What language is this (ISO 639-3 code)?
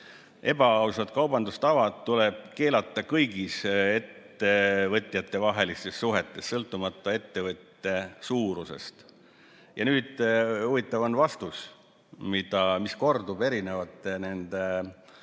est